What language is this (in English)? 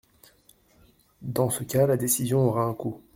French